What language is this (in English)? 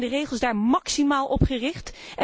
Dutch